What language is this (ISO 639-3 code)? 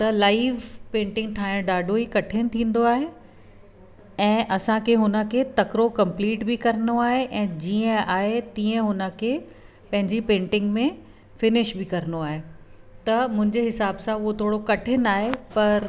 snd